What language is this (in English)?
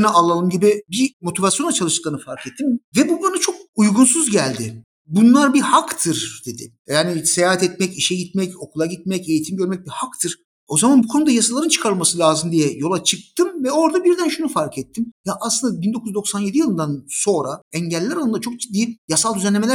Turkish